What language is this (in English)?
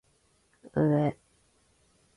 Japanese